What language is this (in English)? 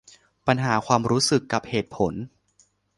Thai